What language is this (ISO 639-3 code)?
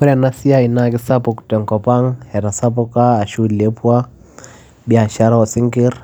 mas